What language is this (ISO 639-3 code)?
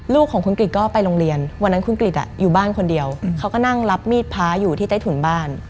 tha